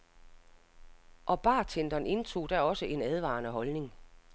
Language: Danish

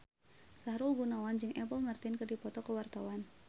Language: Sundanese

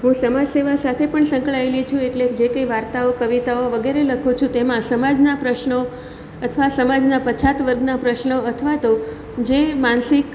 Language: Gujarati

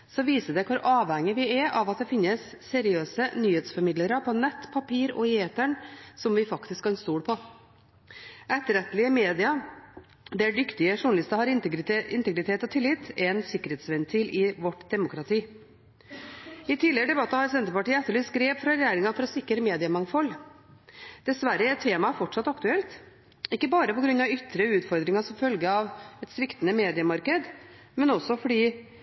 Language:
Norwegian Bokmål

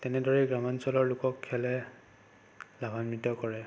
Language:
Assamese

